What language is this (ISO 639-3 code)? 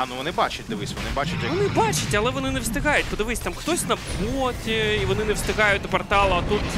ukr